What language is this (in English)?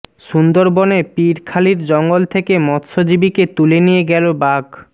Bangla